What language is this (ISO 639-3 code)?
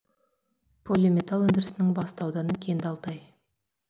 kaz